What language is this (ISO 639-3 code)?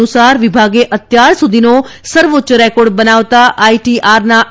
guj